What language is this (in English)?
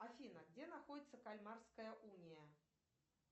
Russian